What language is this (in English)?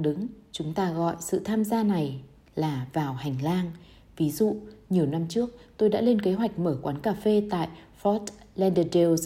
Vietnamese